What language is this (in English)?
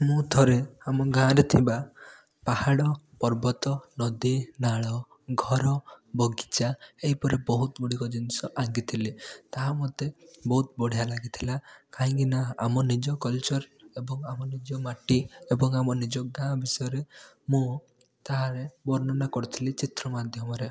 Odia